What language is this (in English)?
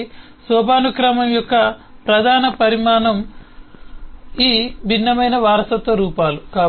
Telugu